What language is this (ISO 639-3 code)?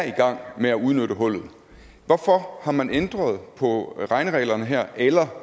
dan